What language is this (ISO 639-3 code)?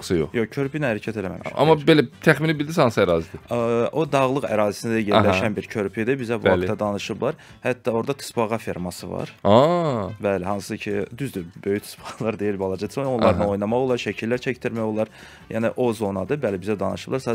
tur